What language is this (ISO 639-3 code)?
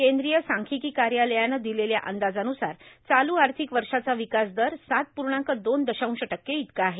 mar